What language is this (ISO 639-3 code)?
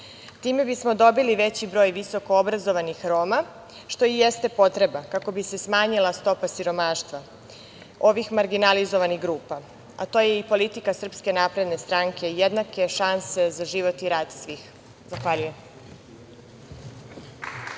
srp